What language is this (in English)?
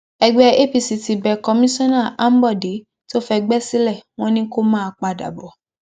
Yoruba